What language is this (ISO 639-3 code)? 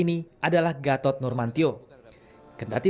ind